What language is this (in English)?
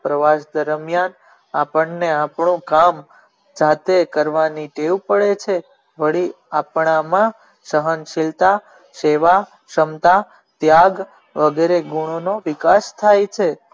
Gujarati